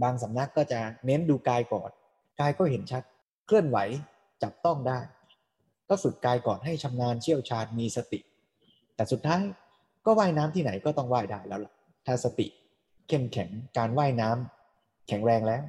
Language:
Thai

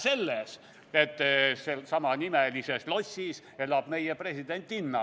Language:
Estonian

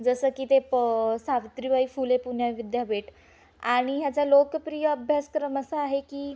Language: Marathi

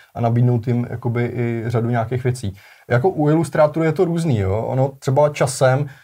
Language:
Czech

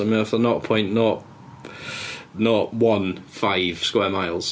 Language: Welsh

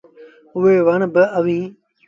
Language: Sindhi Bhil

